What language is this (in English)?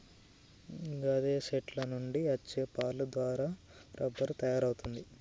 Telugu